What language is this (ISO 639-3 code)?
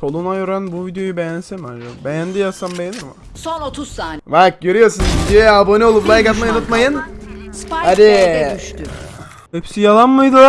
tur